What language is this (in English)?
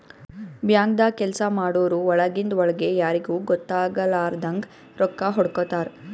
Kannada